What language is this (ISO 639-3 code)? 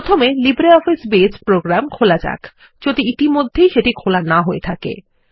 ben